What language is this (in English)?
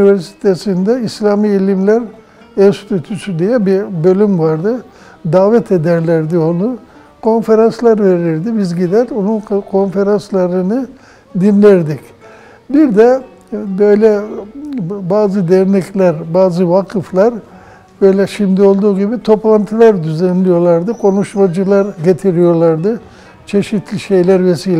Turkish